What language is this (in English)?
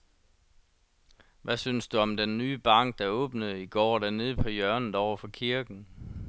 Danish